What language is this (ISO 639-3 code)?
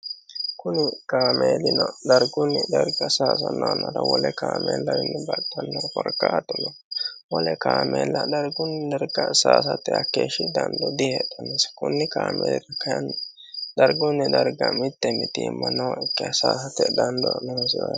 sid